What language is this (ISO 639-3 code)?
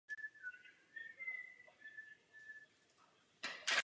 ces